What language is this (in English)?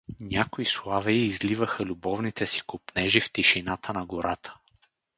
Bulgarian